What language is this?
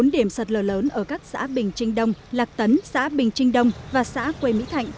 Vietnamese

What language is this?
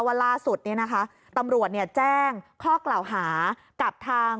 Thai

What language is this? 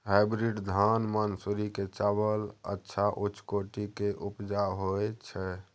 Maithili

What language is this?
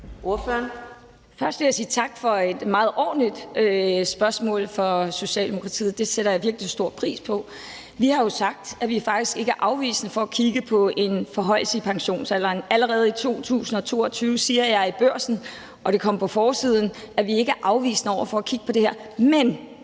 Danish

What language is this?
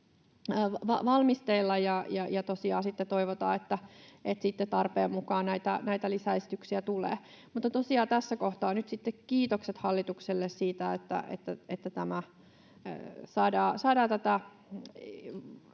Finnish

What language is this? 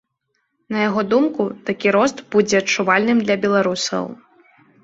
Belarusian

